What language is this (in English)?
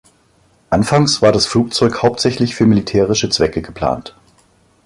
German